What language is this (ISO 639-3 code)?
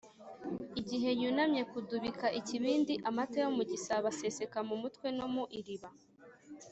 kin